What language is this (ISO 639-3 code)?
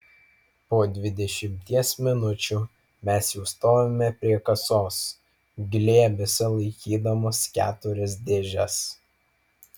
lit